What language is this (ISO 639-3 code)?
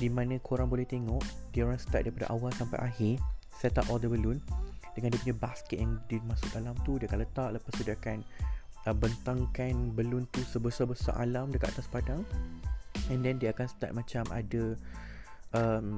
msa